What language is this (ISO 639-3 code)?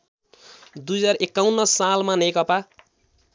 nep